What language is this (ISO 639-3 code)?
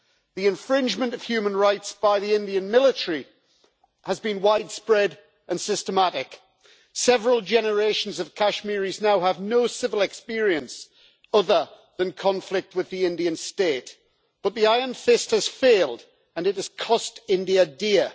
eng